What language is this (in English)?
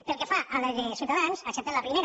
Catalan